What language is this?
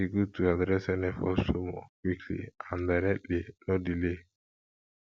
Nigerian Pidgin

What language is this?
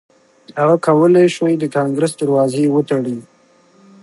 Pashto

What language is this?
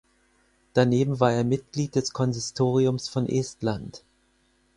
German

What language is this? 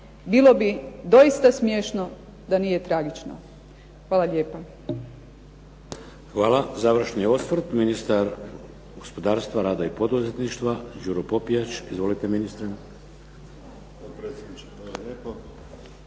Croatian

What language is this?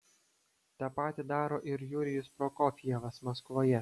Lithuanian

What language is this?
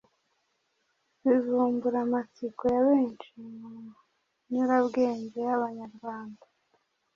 Kinyarwanda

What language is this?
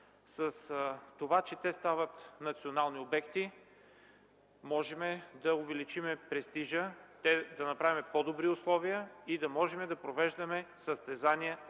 Bulgarian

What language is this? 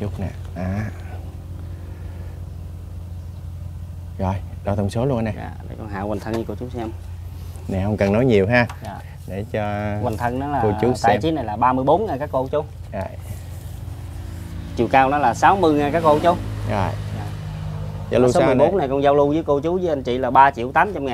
Vietnamese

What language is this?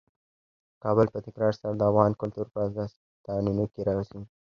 Pashto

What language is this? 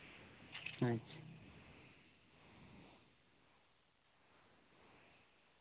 Santali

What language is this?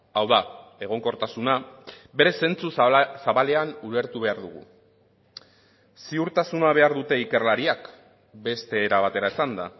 Basque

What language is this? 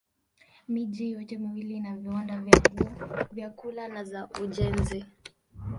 Swahili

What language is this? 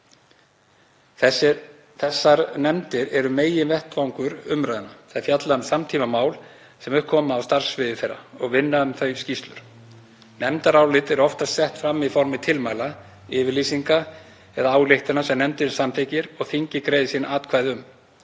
Icelandic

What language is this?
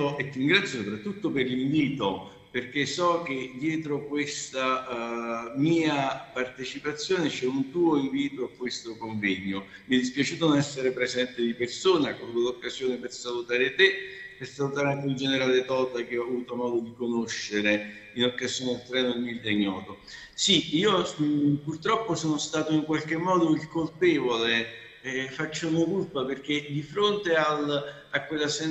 Italian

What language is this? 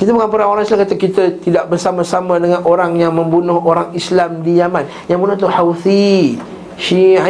Malay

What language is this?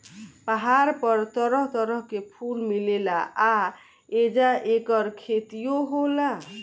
Bhojpuri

